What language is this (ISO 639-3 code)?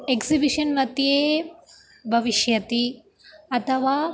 san